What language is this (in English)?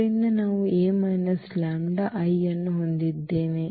Kannada